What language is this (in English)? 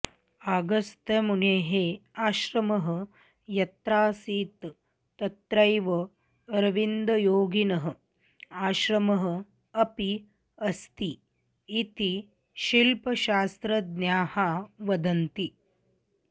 Sanskrit